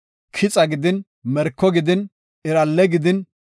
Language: Gofa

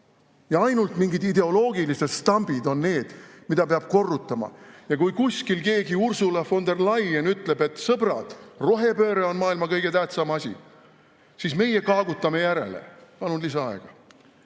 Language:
Estonian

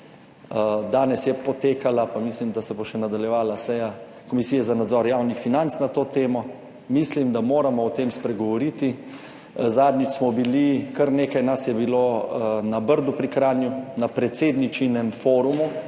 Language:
Slovenian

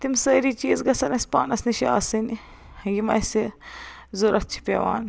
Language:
Kashmiri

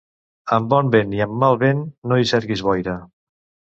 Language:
Catalan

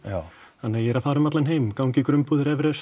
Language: Icelandic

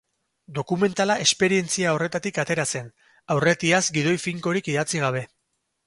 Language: Basque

